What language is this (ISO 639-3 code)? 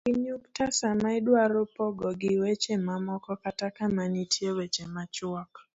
luo